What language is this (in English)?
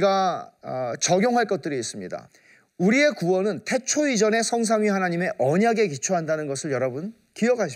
Korean